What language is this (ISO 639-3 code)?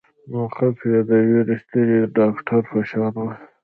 pus